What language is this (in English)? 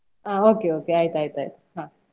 Kannada